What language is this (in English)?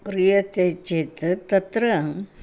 Sanskrit